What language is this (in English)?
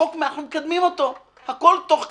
Hebrew